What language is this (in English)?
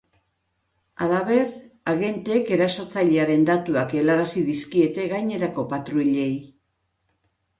Basque